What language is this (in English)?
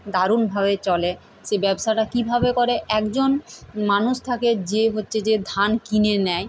Bangla